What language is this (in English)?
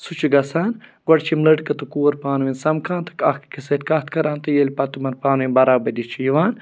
Kashmiri